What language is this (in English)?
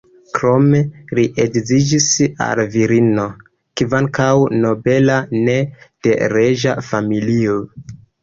Esperanto